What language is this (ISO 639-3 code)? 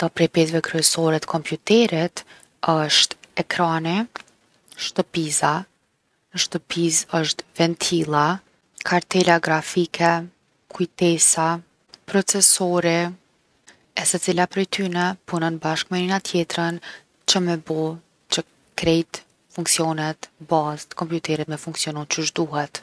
aln